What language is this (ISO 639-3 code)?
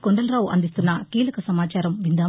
tel